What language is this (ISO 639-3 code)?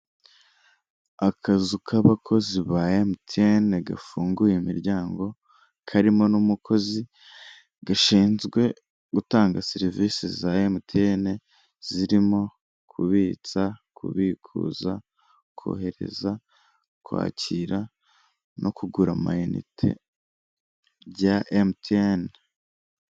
kin